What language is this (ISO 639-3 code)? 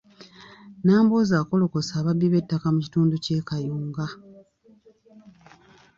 lug